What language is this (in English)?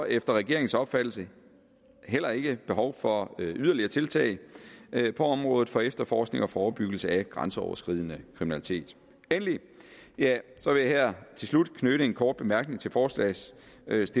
Danish